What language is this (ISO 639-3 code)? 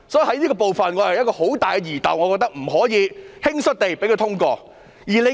yue